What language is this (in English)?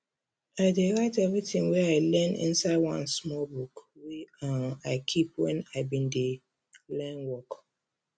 Nigerian Pidgin